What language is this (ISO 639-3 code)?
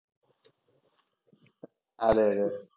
mal